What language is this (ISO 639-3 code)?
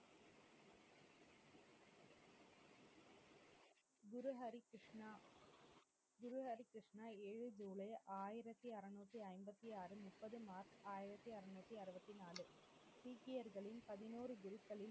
tam